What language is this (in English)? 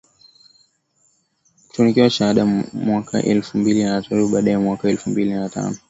Swahili